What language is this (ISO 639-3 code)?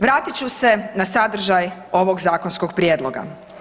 hrv